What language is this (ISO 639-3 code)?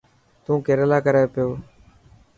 mki